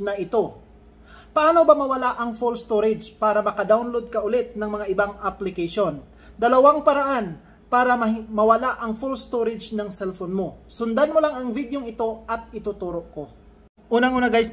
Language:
Filipino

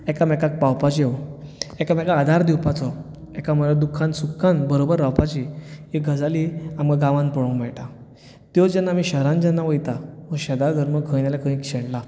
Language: Konkani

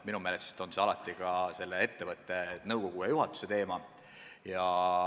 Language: Estonian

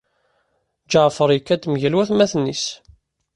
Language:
Kabyle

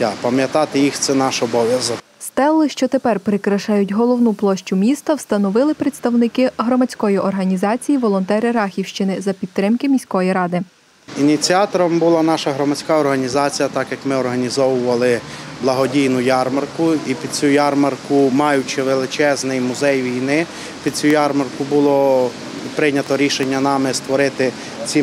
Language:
Ukrainian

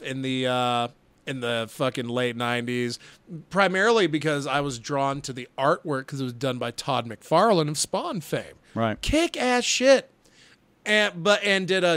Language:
English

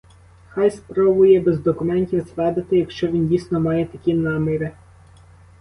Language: Ukrainian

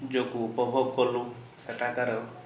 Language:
Odia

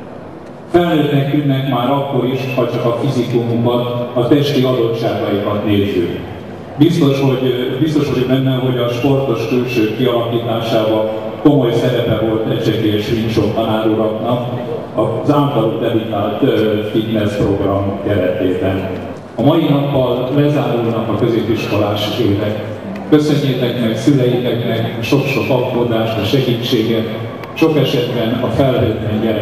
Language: Hungarian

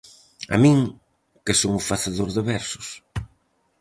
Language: Galician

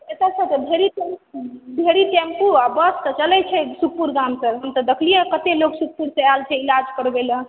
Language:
Maithili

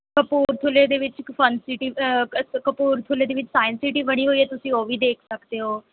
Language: Punjabi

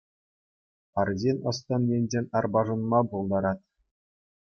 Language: Chuvash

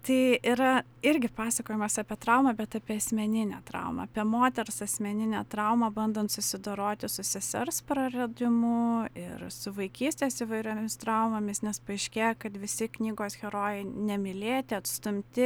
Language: Lithuanian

